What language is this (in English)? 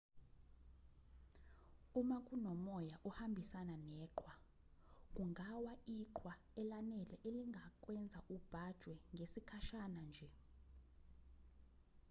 Zulu